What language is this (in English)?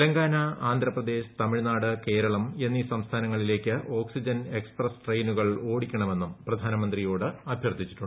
Malayalam